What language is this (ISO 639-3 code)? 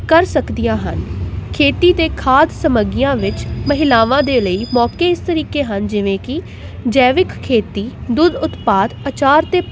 pan